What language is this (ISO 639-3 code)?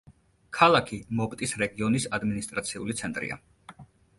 kat